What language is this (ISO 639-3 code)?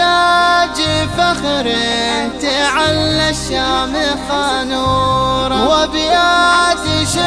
ara